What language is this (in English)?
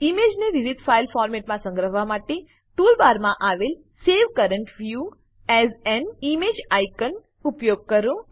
Gujarati